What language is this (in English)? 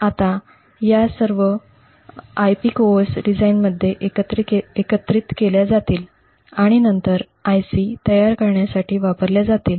Marathi